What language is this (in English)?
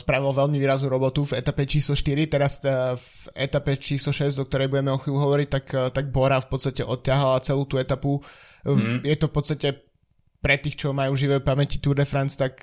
Slovak